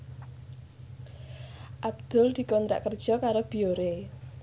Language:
Javanese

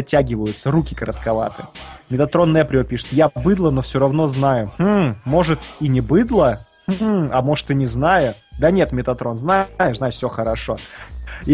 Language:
Russian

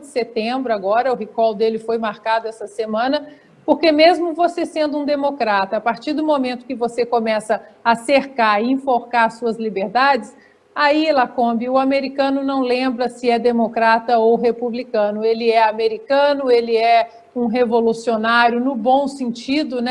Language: Portuguese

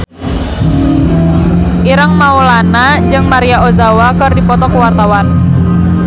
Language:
Sundanese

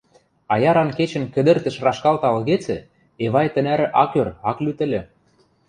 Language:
Western Mari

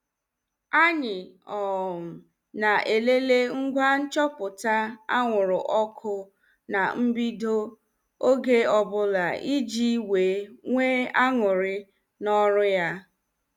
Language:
Igbo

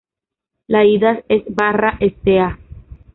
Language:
Spanish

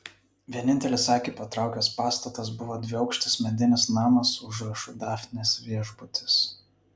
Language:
Lithuanian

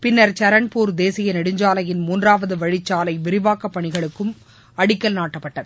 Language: Tamil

